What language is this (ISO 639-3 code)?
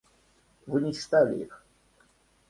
rus